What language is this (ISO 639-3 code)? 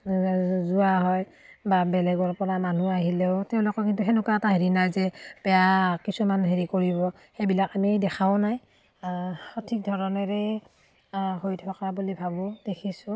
asm